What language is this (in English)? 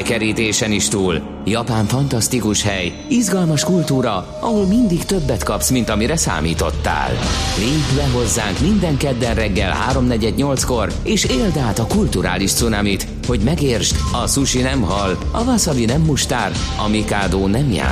Hungarian